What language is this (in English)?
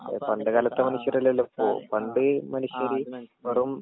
Malayalam